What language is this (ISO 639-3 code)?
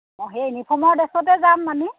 asm